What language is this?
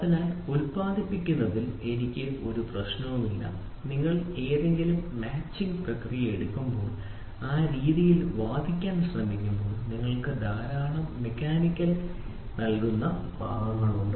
Malayalam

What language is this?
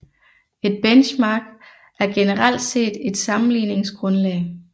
Danish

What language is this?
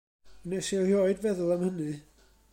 Welsh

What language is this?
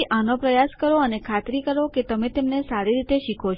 Gujarati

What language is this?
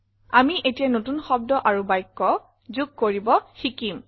Assamese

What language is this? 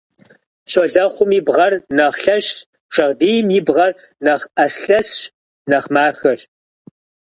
Kabardian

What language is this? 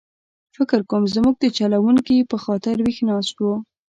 Pashto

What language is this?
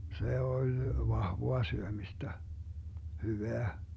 Finnish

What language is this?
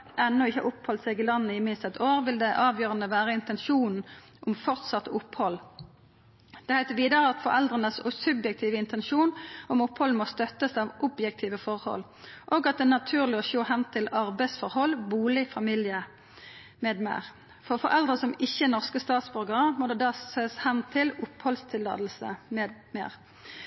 Norwegian Nynorsk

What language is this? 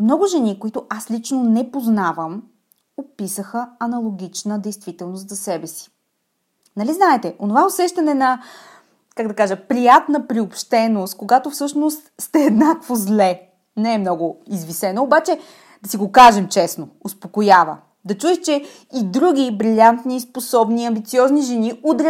Bulgarian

